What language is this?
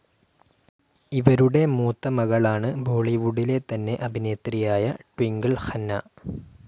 Malayalam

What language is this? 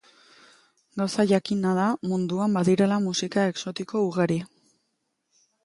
Basque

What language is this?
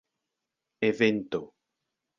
Esperanto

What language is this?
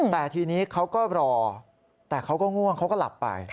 Thai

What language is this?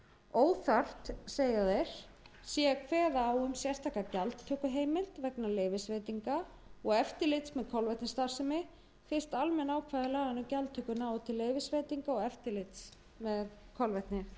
Icelandic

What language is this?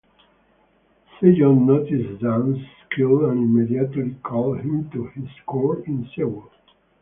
English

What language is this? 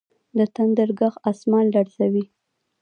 Pashto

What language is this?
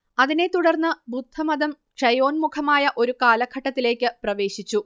Malayalam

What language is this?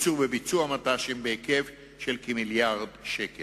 Hebrew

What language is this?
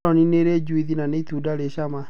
Kikuyu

